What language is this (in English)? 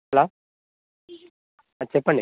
Telugu